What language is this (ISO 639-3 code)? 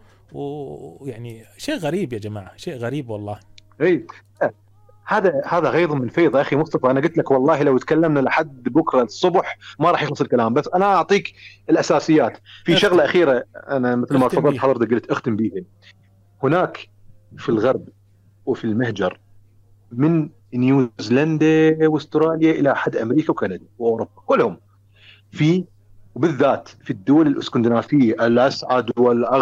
ara